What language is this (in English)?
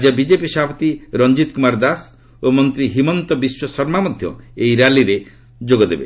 Odia